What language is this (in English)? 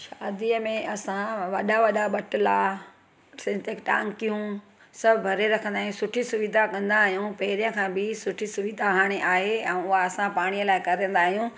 Sindhi